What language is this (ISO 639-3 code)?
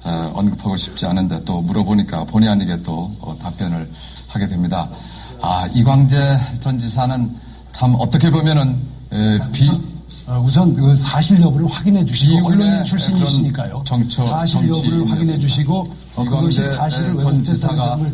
kor